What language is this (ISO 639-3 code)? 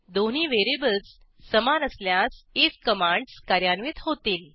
mar